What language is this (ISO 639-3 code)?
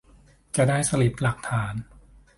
tha